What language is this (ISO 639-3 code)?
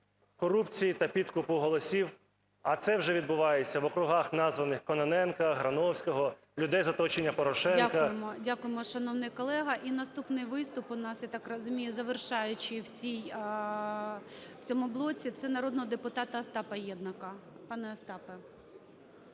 ukr